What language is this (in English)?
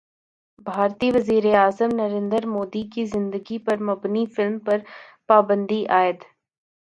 Urdu